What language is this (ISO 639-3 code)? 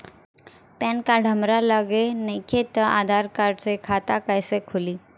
bho